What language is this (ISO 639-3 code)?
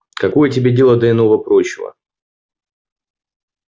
rus